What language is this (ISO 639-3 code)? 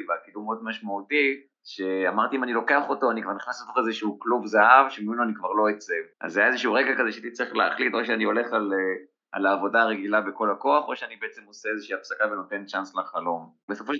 heb